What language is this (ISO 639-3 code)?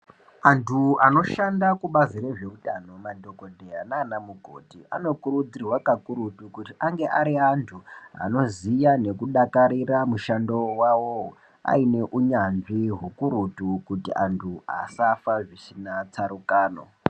ndc